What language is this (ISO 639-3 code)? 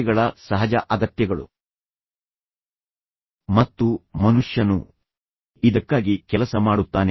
kan